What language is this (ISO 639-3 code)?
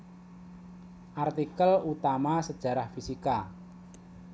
jav